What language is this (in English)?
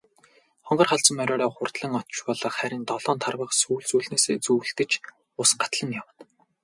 Mongolian